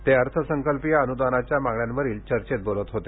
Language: Marathi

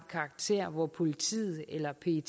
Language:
Danish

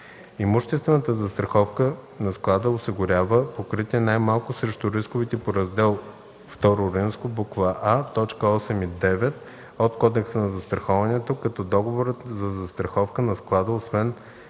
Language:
Bulgarian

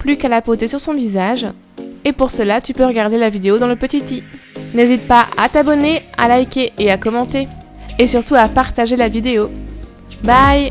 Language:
French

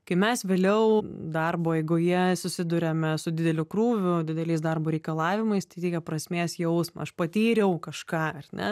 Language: Lithuanian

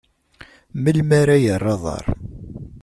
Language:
Kabyle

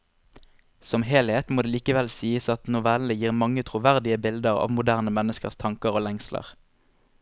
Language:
Norwegian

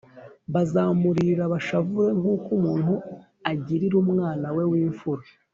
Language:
Kinyarwanda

